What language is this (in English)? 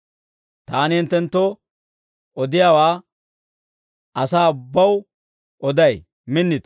Dawro